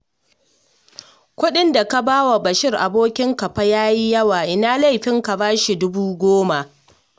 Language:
Hausa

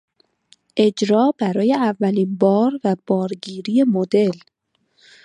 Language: Persian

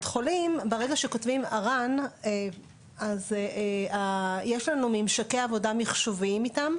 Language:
Hebrew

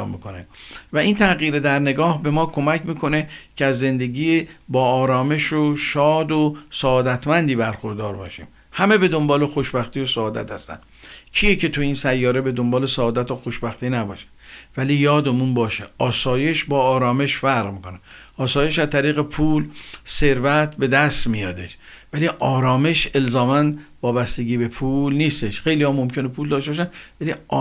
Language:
Persian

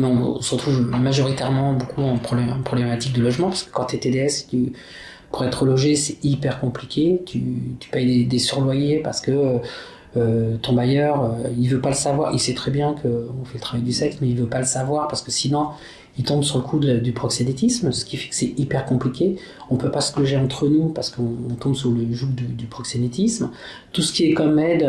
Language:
French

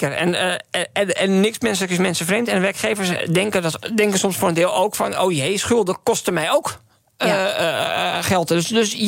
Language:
Dutch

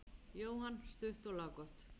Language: Icelandic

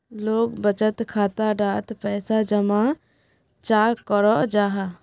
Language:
Magahi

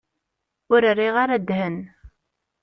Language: Kabyle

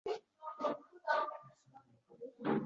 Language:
Uzbek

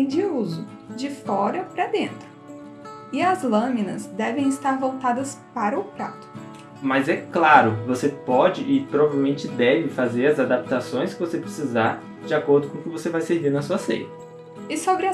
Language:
Portuguese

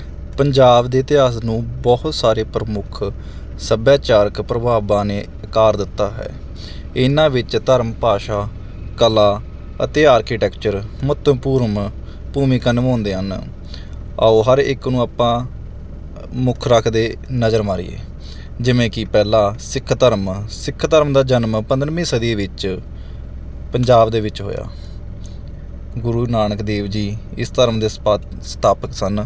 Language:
Punjabi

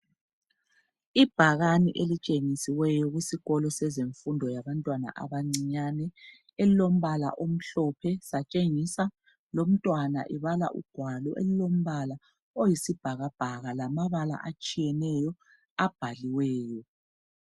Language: North Ndebele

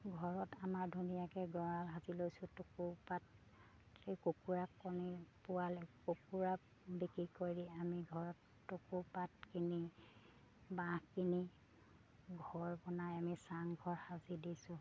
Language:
Assamese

